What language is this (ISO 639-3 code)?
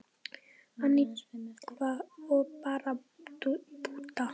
isl